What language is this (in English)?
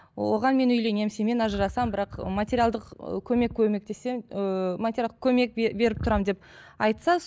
Kazakh